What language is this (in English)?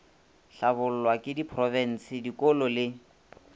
Northern Sotho